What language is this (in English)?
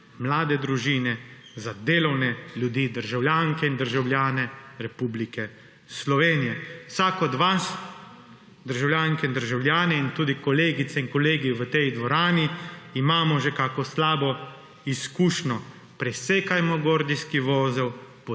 Slovenian